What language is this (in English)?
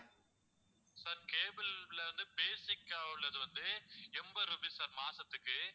Tamil